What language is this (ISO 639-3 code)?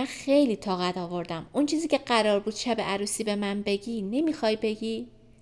fas